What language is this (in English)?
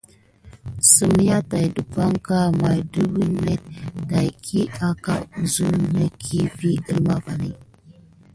Gidar